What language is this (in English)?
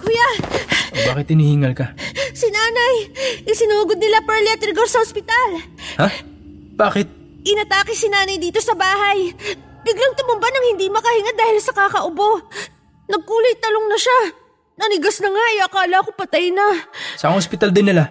Filipino